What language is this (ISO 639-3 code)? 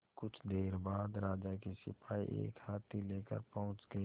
hin